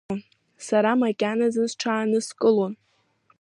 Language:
Abkhazian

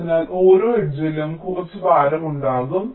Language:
Malayalam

